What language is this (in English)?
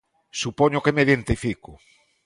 Galician